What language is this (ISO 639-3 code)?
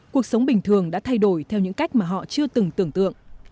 vie